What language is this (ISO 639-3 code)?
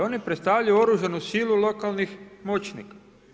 hrv